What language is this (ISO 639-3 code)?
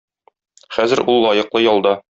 tat